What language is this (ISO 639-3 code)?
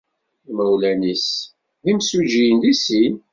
kab